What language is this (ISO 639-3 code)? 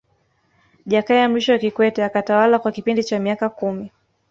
swa